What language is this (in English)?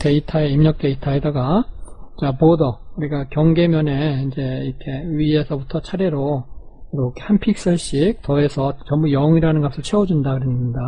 Korean